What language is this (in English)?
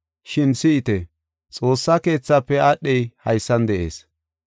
Gofa